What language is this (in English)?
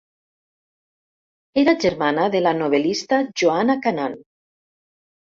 Catalan